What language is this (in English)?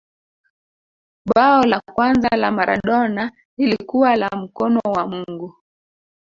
Swahili